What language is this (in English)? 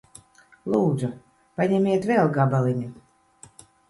Latvian